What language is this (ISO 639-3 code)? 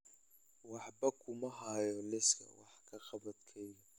som